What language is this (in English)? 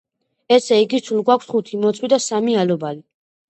Georgian